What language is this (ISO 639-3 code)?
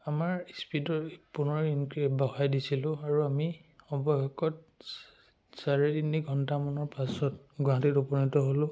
asm